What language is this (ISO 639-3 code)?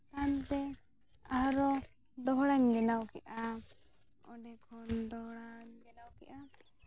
sat